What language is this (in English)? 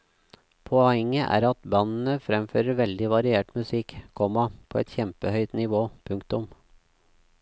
Norwegian